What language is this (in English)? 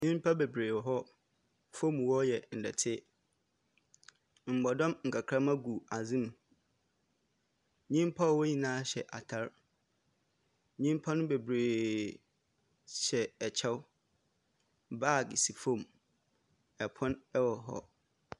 Akan